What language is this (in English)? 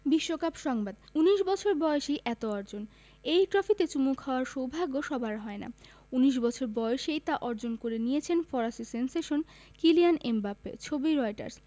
Bangla